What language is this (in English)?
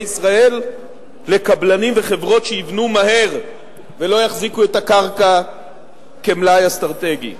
Hebrew